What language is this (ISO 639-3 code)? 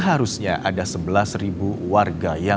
ind